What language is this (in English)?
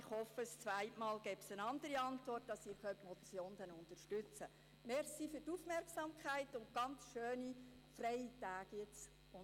Swiss German